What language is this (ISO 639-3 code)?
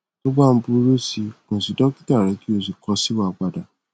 yor